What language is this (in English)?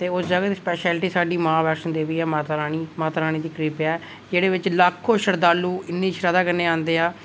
Dogri